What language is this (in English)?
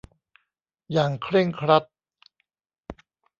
Thai